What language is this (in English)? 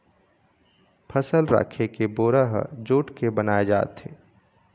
Chhattisgarhi